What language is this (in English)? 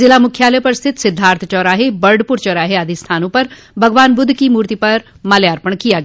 Hindi